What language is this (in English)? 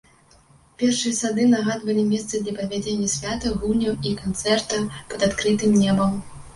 Belarusian